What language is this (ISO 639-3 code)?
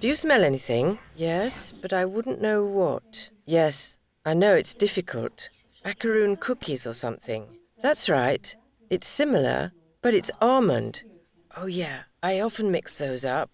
eng